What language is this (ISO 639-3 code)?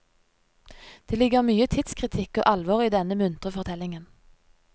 nor